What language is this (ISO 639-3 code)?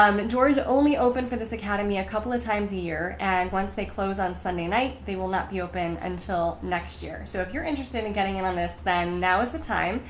eng